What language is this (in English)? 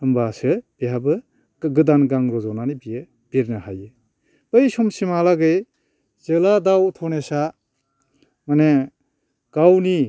Bodo